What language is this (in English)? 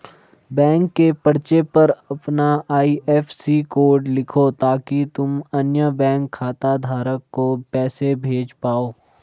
Hindi